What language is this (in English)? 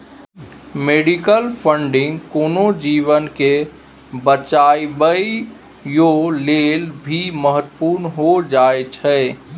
Maithili